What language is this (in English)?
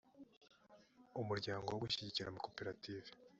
Kinyarwanda